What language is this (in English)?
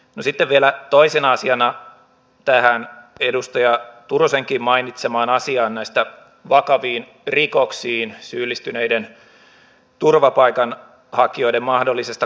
Finnish